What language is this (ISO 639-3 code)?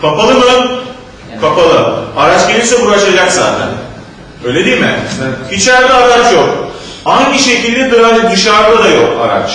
tur